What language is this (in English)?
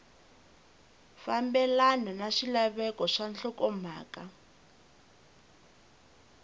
Tsonga